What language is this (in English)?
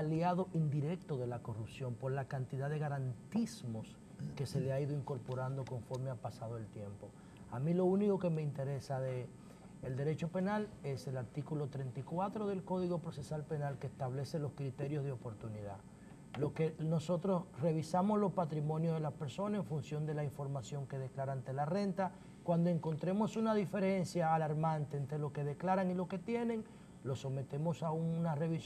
Spanish